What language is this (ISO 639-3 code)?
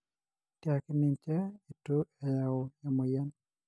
mas